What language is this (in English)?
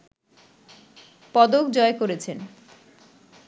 Bangla